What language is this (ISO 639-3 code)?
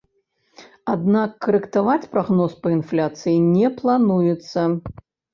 bel